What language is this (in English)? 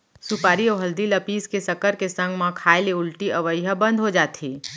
Chhattisgarhi